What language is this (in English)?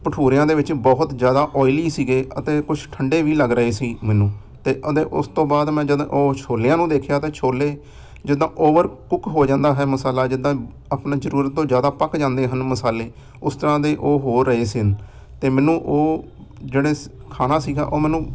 Punjabi